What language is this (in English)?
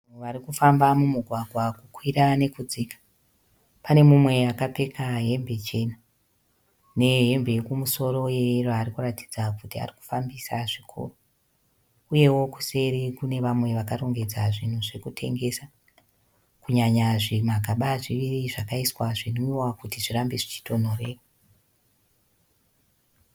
Shona